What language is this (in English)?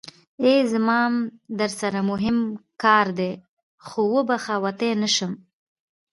Pashto